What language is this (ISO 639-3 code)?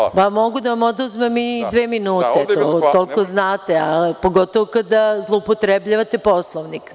srp